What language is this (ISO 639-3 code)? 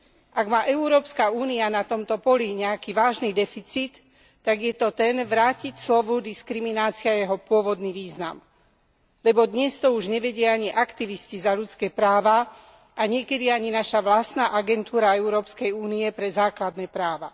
slk